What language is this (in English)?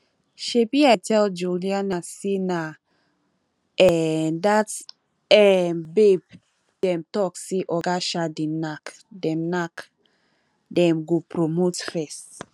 Nigerian Pidgin